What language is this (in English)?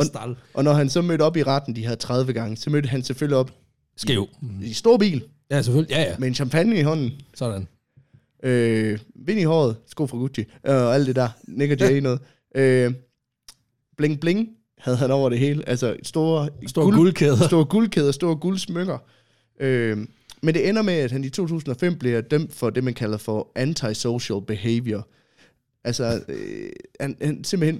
Danish